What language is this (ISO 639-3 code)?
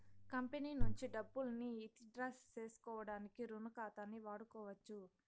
tel